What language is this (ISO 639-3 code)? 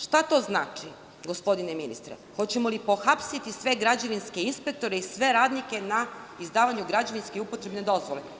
srp